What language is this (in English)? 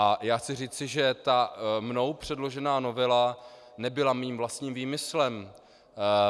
Czech